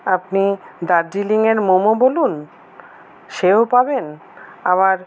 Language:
Bangla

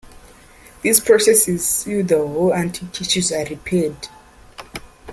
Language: English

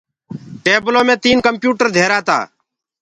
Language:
Gurgula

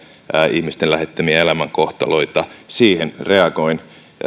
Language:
Finnish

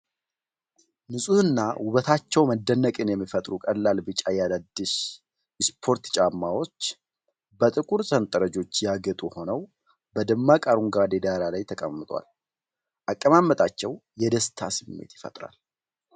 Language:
Amharic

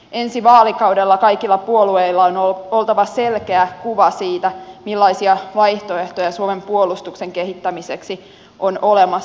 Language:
Finnish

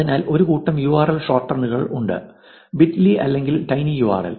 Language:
Malayalam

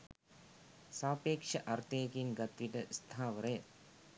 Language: Sinhala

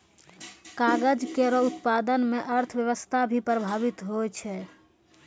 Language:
Maithili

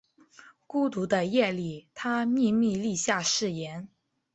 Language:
Chinese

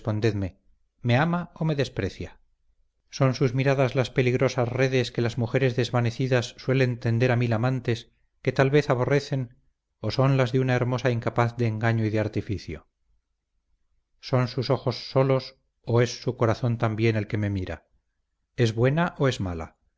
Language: Spanish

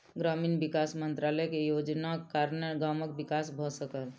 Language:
Maithili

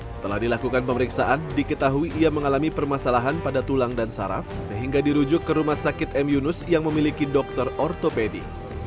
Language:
Indonesian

